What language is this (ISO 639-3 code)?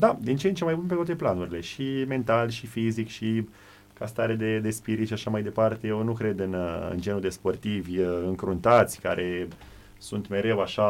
ron